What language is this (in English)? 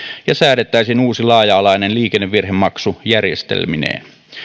Finnish